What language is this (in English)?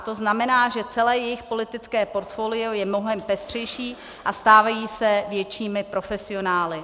Czech